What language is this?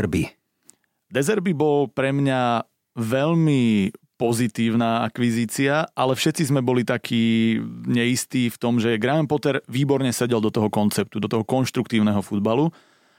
Slovak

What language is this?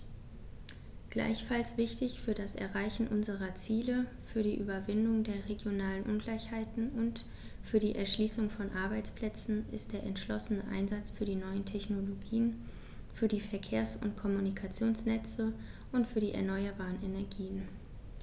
German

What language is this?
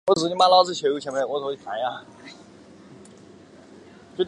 Chinese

